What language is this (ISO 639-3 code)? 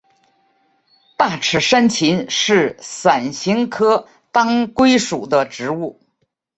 zho